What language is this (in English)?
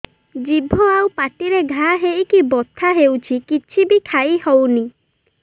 Odia